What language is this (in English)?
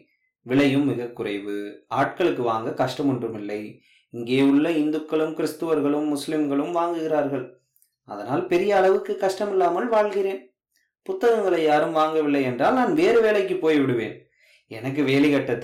Tamil